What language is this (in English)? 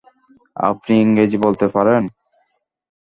Bangla